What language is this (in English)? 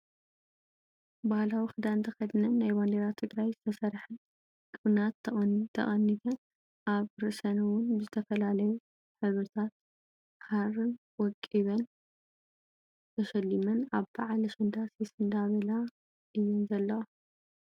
Tigrinya